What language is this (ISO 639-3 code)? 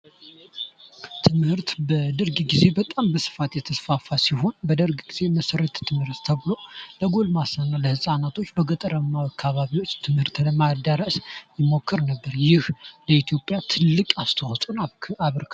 amh